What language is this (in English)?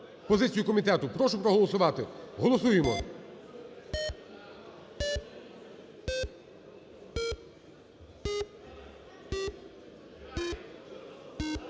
Ukrainian